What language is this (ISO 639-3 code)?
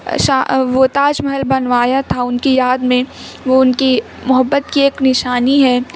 urd